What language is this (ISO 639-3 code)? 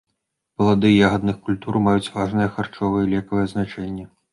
bel